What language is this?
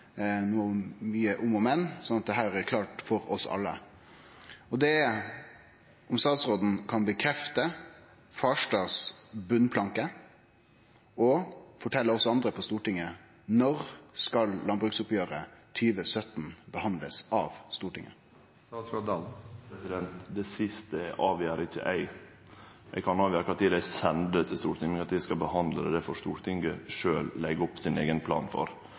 Norwegian Nynorsk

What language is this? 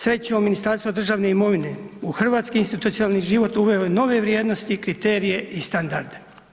Croatian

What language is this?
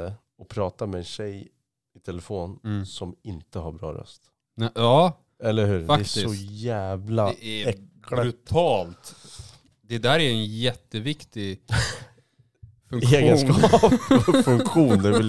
Swedish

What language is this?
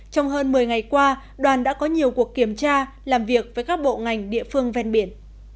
Vietnamese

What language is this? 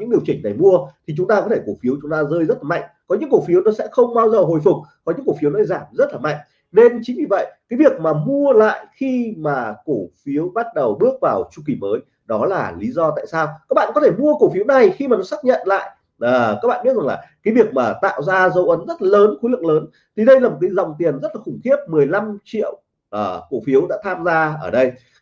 Vietnamese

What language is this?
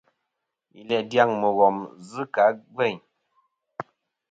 Kom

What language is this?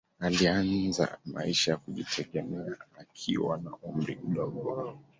Swahili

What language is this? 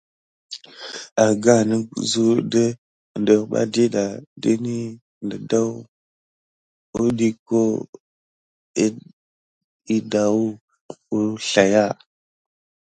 Gidar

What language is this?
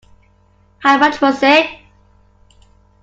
English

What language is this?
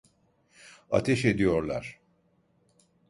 Turkish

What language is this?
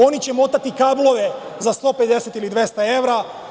Serbian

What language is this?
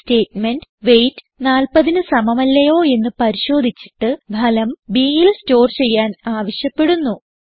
Malayalam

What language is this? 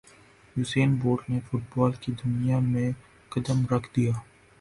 Urdu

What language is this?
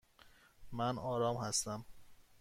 Persian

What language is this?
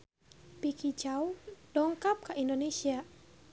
Sundanese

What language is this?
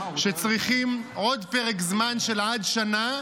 Hebrew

